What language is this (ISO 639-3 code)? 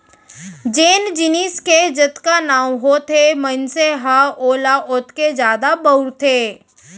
hne